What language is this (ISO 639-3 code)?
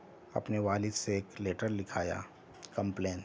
urd